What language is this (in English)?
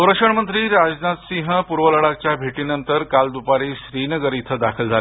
Marathi